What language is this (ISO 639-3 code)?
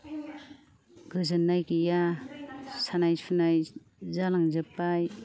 brx